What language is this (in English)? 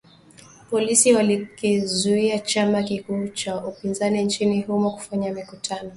Swahili